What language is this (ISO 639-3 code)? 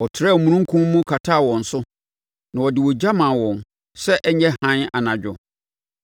aka